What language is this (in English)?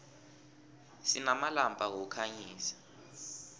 South Ndebele